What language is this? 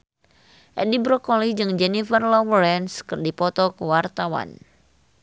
Sundanese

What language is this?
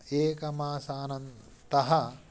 Sanskrit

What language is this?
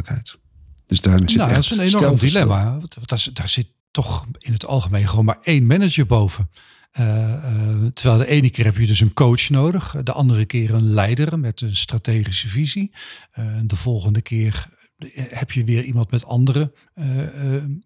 Dutch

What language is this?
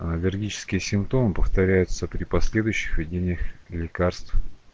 Russian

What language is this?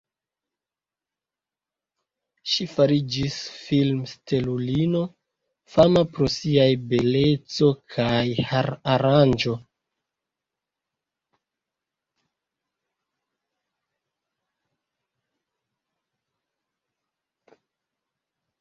Esperanto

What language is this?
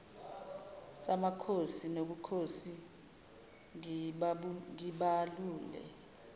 Zulu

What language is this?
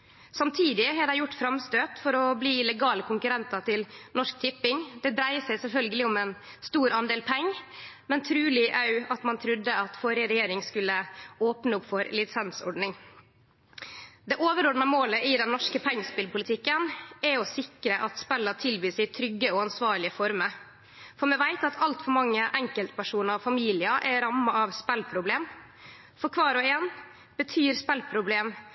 Norwegian Nynorsk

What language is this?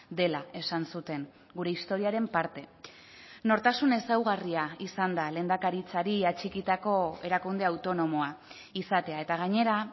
Basque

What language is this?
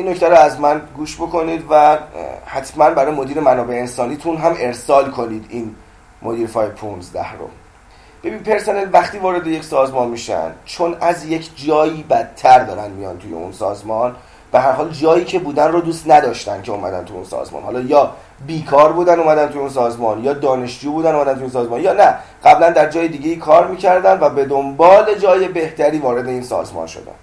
Persian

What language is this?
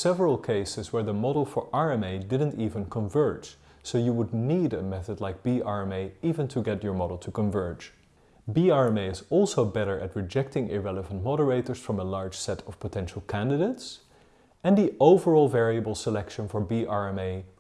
English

